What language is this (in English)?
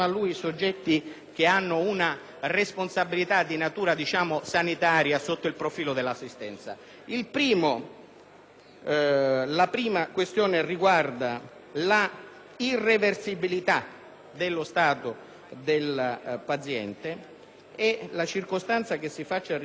Italian